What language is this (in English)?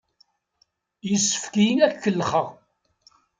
Kabyle